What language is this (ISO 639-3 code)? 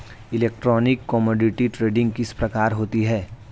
hin